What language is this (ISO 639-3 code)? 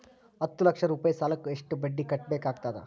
kan